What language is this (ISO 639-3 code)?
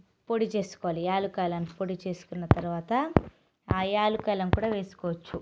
tel